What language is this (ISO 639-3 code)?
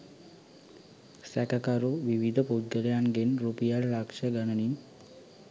sin